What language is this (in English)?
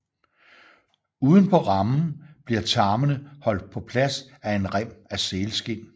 Danish